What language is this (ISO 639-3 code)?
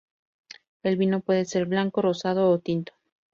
spa